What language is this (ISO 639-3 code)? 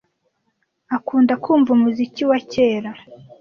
kin